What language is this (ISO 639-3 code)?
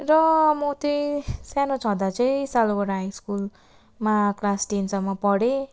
nep